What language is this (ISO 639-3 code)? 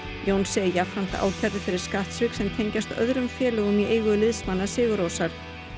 isl